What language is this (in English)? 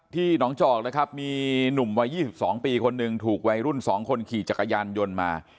Thai